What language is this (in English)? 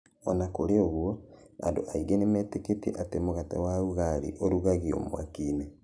Kikuyu